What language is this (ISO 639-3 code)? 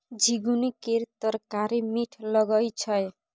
mai